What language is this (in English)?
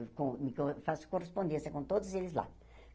Portuguese